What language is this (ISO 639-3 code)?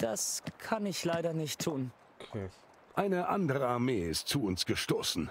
deu